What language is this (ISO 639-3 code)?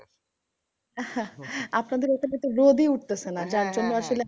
ben